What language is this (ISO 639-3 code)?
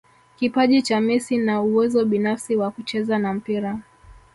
swa